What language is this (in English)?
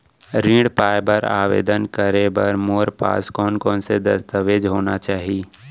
Chhattisgarhi